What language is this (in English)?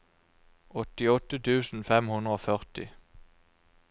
Norwegian